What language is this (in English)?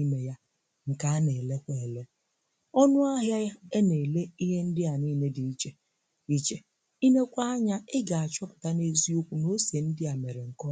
Igbo